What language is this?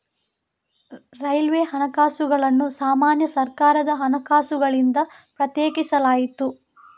Kannada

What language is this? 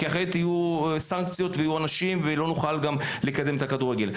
Hebrew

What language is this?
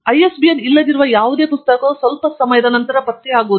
Kannada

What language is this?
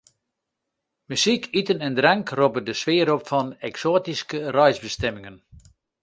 Western Frisian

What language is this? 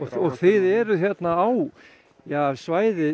Icelandic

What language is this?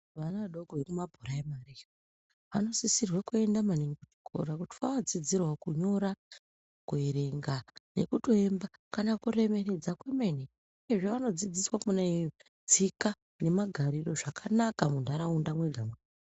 Ndau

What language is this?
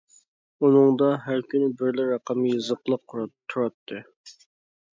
Uyghur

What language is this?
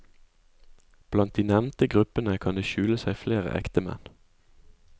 Norwegian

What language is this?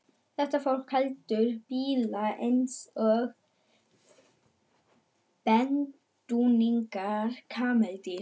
Icelandic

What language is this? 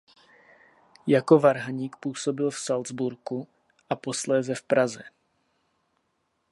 Czech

